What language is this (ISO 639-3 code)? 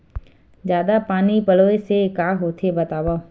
hne